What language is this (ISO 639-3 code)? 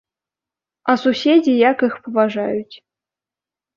bel